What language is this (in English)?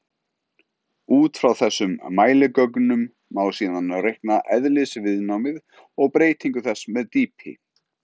Icelandic